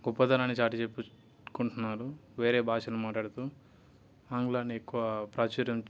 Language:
Telugu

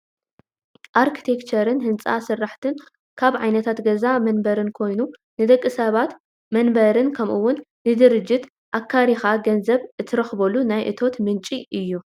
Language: Tigrinya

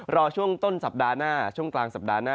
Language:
Thai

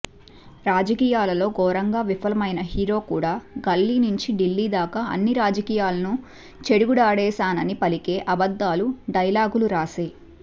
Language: Telugu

